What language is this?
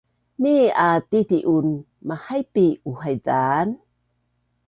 Bunun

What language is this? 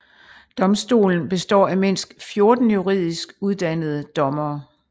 Danish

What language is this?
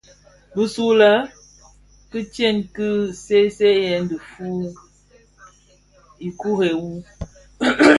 Bafia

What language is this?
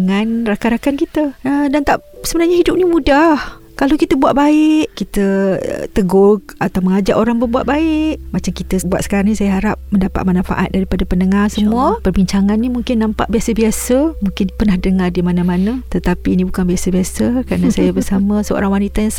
Malay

